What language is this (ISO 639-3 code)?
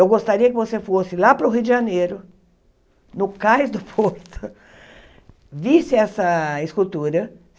por